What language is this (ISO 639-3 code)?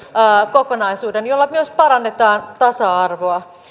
fin